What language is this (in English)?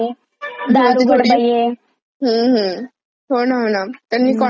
Marathi